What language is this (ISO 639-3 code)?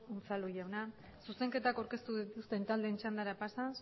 eus